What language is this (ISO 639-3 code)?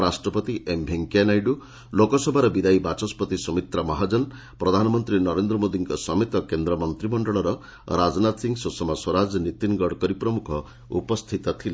ori